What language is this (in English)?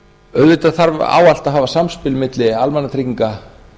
Icelandic